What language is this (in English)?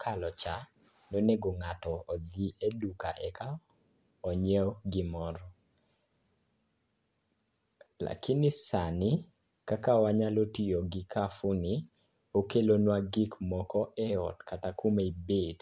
Luo (Kenya and Tanzania)